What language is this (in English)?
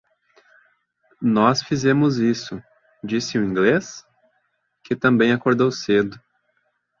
Portuguese